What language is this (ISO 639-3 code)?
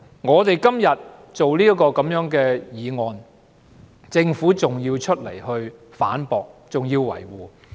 yue